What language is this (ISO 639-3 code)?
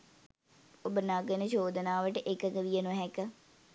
sin